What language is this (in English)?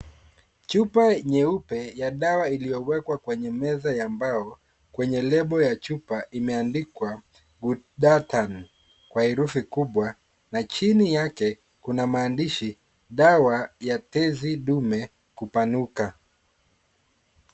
Swahili